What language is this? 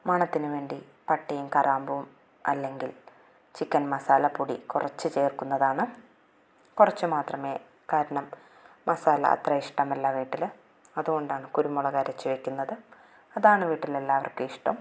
Malayalam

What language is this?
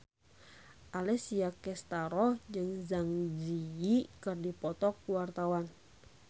Sundanese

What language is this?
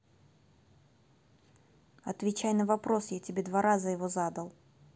Russian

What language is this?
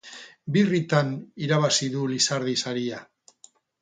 Basque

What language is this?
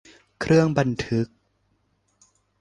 Thai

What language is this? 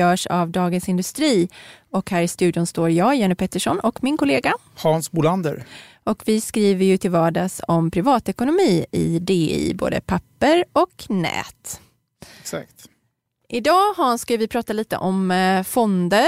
Swedish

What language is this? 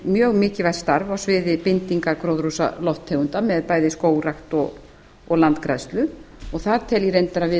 Icelandic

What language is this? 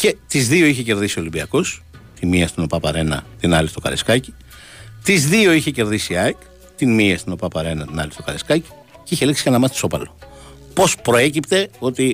Greek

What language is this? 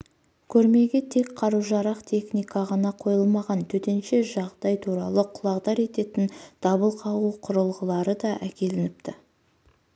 Kazakh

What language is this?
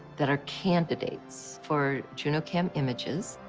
English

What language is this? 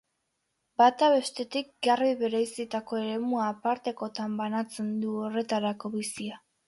Basque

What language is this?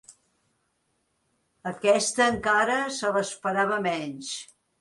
Catalan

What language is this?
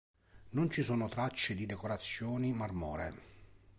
Italian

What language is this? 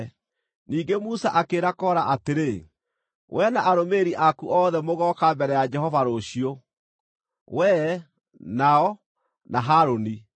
Kikuyu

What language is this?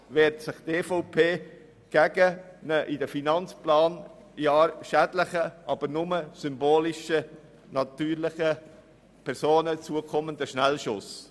Swiss German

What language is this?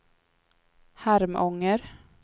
Swedish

